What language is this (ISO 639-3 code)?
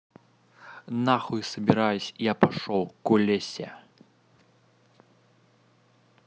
rus